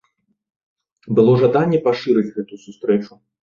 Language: Belarusian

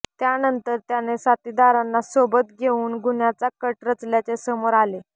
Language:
Marathi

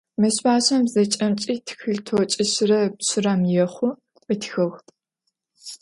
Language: Adyghe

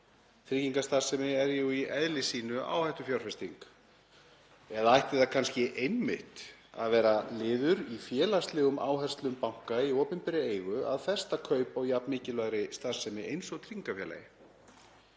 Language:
Icelandic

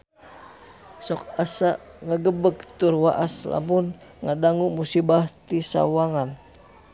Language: Sundanese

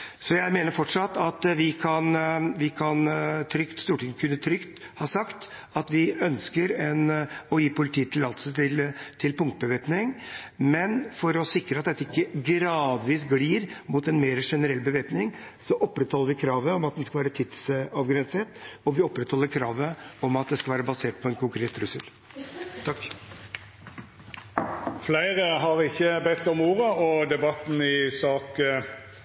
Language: Norwegian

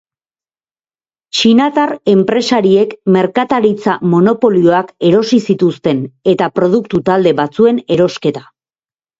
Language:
Basque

